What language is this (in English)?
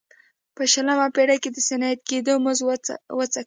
Pashto